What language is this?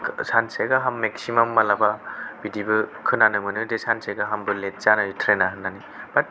Bodo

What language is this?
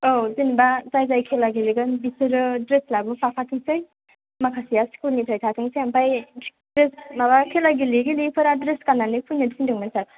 Bodo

